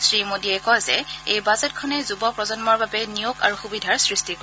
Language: Assamese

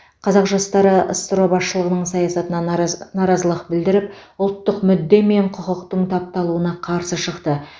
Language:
Kazakh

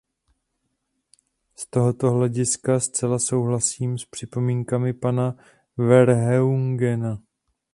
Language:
Czech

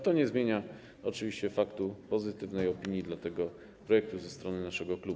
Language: Polish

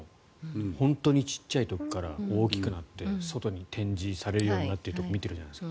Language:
Japanese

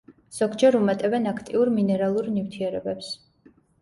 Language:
Georgian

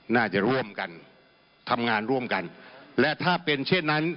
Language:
Thai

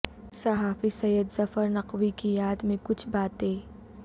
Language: Urdu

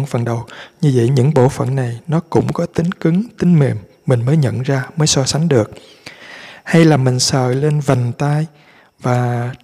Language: Vietnamese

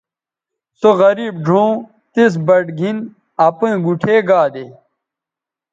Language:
Bateri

